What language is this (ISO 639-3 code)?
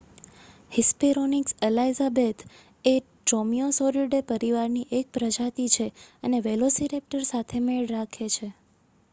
guj